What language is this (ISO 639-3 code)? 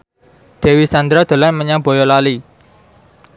jav